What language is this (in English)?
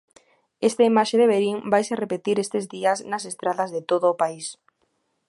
Galician